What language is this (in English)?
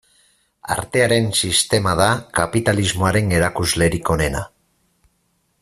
Basque